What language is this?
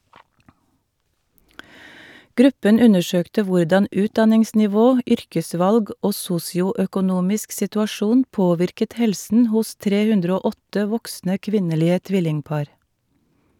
Norwegian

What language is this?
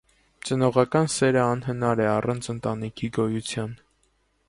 Armenian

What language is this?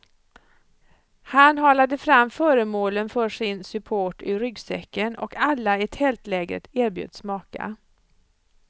Swedish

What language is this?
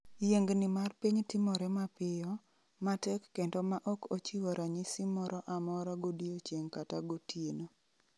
Luo (Kenya and Tanzania)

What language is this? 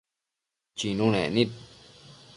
Matsés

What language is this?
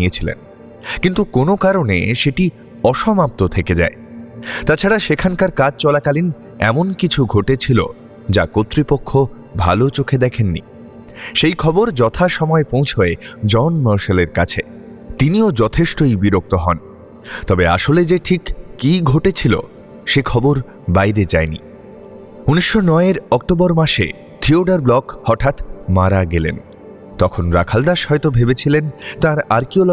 Bangla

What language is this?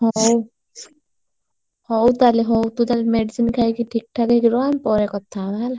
Odia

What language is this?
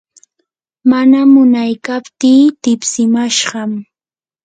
Yanahuanca Pasco Quechua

